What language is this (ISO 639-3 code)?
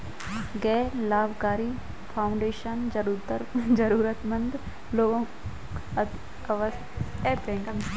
hin